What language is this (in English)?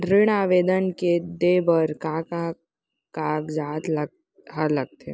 Chhattisgarhi